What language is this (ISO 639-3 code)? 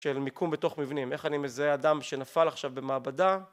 heb